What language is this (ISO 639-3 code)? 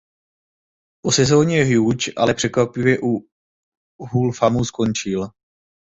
ces